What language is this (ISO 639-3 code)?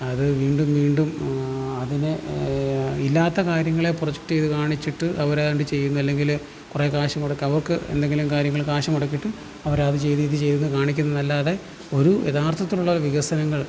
mal